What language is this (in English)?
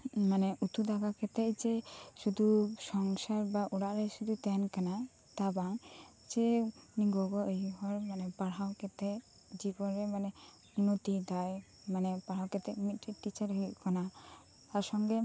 Santali